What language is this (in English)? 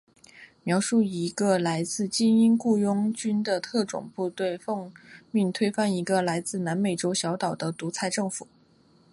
Chinese